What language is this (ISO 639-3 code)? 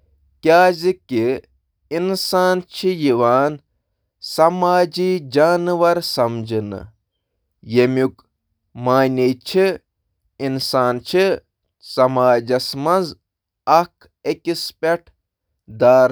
kas